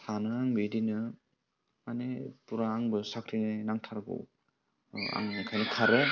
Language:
Bodo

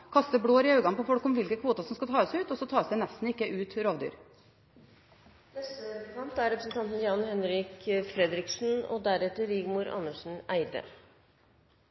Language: Norwegian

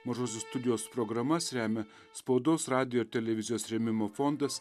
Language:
Lithuanian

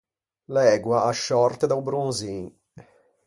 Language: Ligurian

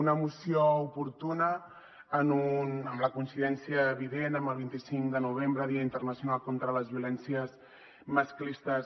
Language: Catalan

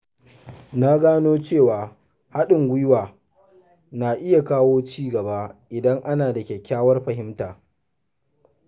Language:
Hausa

